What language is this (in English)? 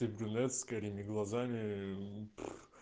Russian